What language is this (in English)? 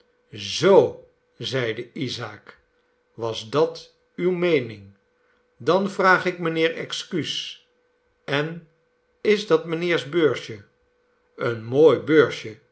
Dutch